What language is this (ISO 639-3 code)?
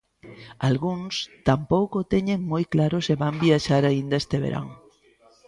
glg